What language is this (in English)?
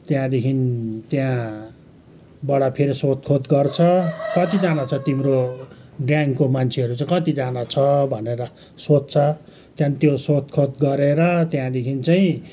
Nepali